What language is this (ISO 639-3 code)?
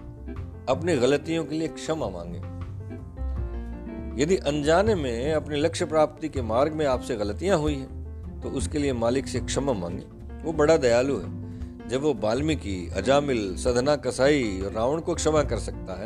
hin